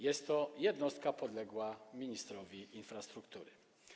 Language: Polish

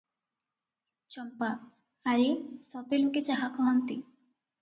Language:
Odia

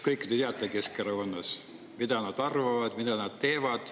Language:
Estonian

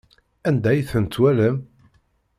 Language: Kabyle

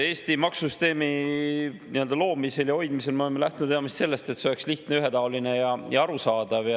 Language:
Estonian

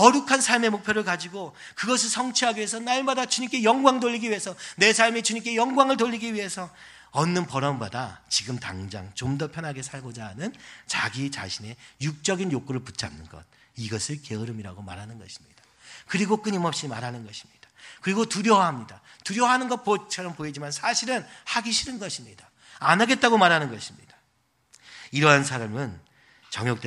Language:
Korean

